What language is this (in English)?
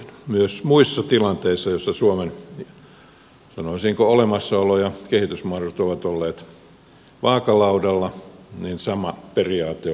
Finnish